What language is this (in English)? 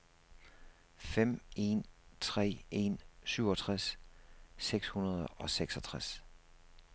Danish